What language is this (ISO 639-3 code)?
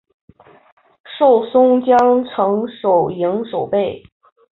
zho